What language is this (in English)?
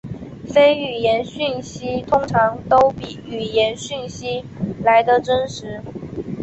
Chinese